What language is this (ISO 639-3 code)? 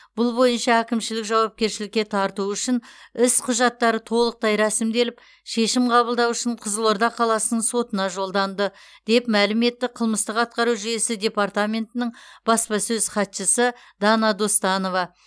kaz